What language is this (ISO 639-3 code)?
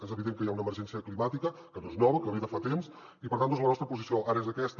cat